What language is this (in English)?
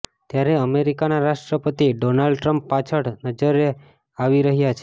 Gujarati